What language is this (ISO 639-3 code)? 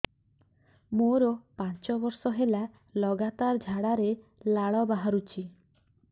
ori